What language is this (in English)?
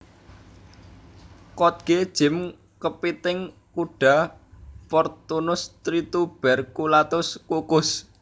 Javanese